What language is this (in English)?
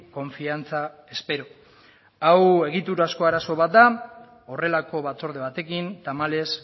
Basque